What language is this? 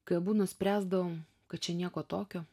Lithuanian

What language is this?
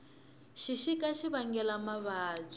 Tsonga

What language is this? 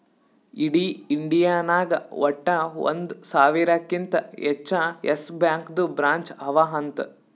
Kannada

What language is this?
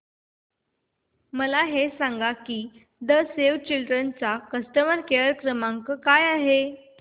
Marathi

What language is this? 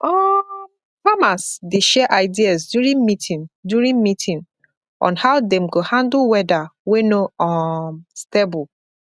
Nigerian Pidgin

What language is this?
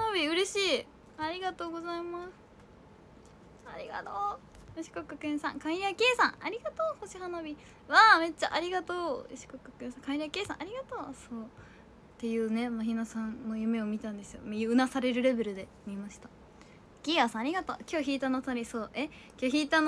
Japanese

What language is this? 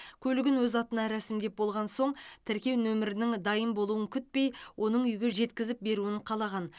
Kazakh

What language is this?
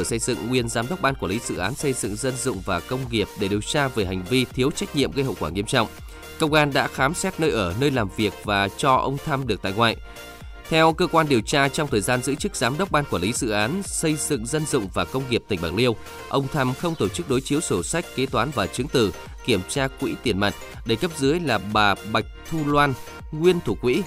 Vietnamese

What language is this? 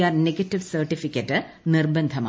Malayalam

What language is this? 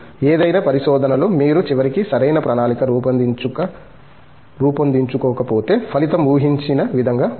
Telugu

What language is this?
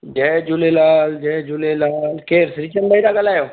Sindhi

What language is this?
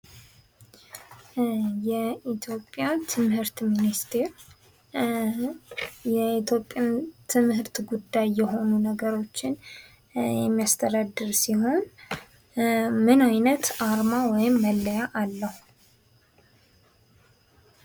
Amharic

